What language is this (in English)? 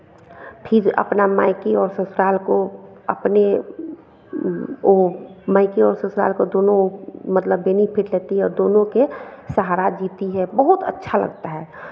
Hindi